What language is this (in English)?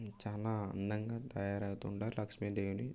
Telugu